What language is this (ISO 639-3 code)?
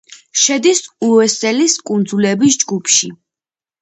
kat